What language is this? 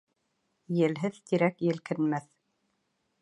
Bashkir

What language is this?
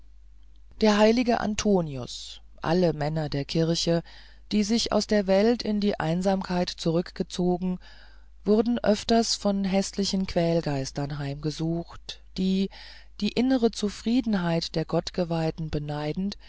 German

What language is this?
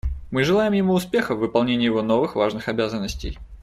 Russian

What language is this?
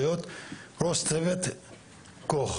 Hebrew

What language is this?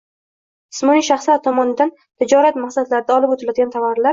Uzbek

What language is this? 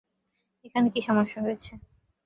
Bangla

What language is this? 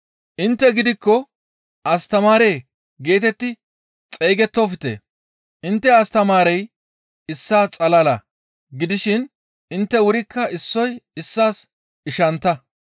Gamo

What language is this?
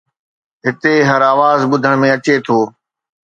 Sindhi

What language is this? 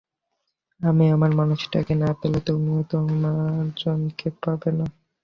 Bangla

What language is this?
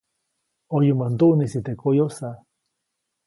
Copainalá Zoque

